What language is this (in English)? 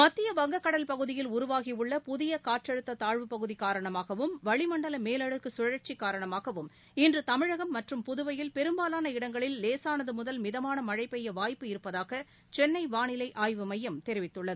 Tamil